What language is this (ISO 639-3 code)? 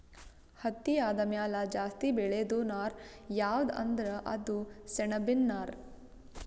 kan